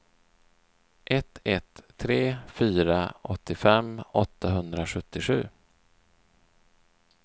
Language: Swedish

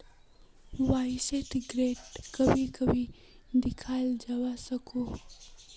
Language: Magahi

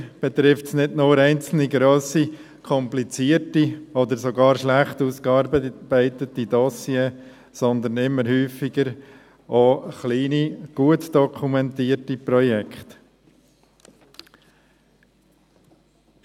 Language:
Swiss German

